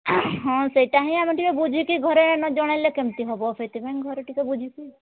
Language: Odia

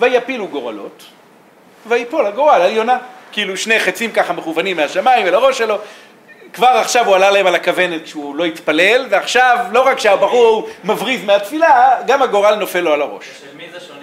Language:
Hebrew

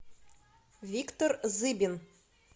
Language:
Russian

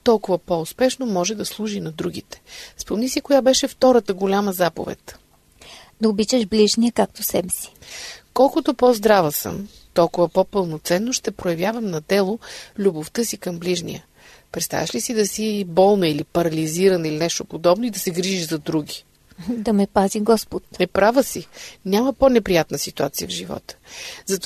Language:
Bulgarian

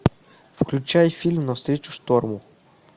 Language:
Russian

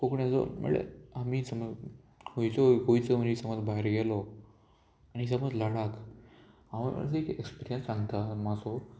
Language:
Konkani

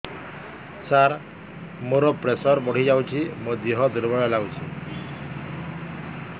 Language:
Odia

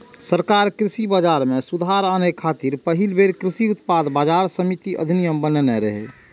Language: Maithili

